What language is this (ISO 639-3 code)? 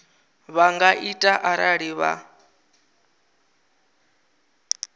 ven